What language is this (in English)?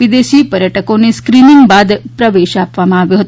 Gujarati